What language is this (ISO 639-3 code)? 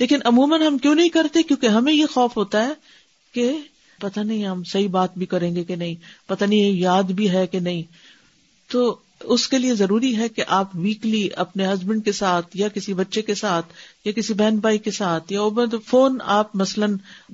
urd